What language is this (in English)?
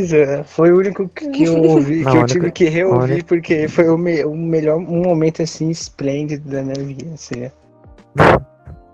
Portuguese